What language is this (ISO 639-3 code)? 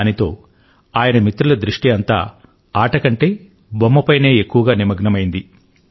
tel